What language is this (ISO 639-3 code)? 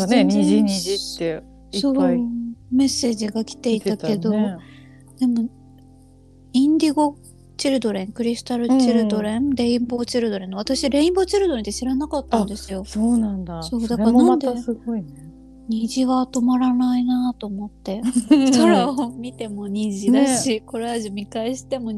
jpn